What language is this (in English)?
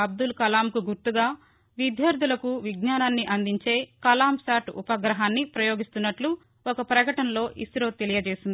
Telugu